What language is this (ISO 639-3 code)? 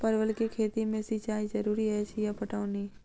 mai